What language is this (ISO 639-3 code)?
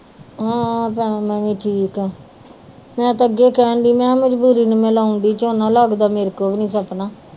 pan